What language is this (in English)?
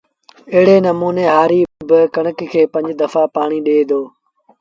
Sindhi Bhil